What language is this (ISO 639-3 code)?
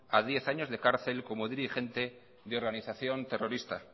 spa